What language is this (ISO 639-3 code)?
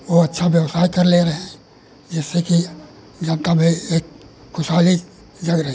hin